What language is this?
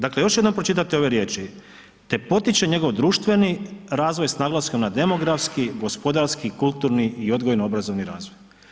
Croatian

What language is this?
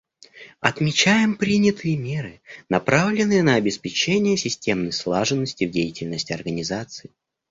Russian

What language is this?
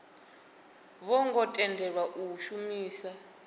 Venda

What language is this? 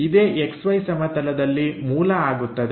Kannada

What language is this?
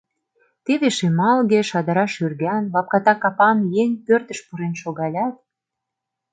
Mari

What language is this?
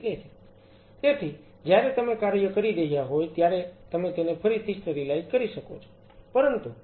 Gujarati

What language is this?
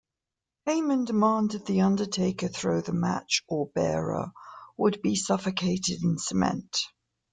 English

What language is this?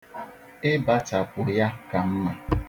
Igbo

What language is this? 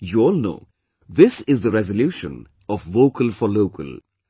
English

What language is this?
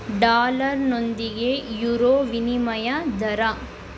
Kannada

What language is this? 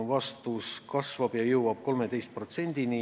Estonian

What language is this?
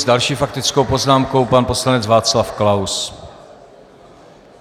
Czech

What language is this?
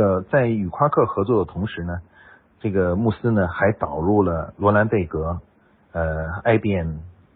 Chinese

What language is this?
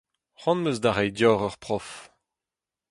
Breton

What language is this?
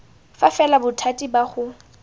Tswana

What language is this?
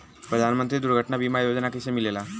Bhojpuri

